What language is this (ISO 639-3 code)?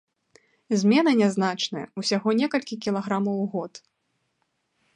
bel